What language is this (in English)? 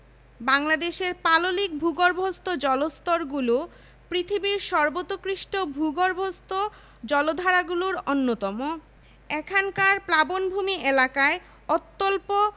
Bangla